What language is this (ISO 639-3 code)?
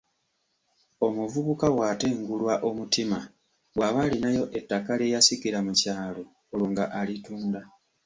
lug